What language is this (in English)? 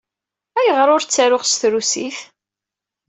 Kabyle